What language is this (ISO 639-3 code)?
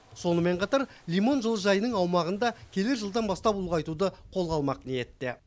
kaz